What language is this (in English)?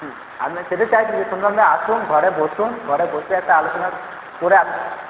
Bangla